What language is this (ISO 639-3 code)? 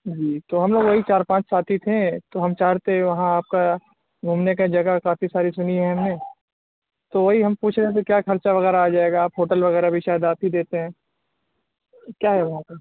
urd